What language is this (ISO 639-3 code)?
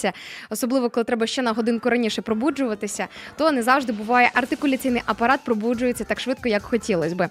ukr